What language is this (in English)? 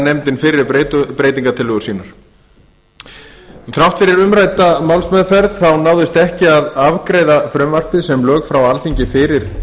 Icelandic